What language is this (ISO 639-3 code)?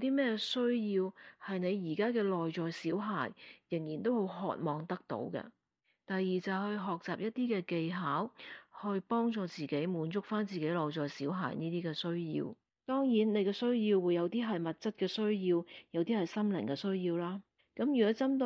zho